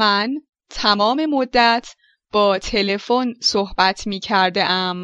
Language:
Persian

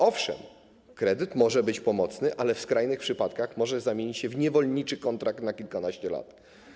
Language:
Polish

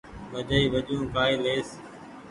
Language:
Goaria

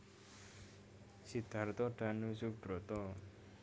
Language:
Javanese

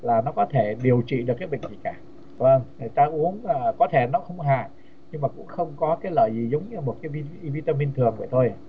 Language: Vietnamese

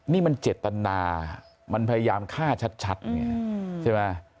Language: Thai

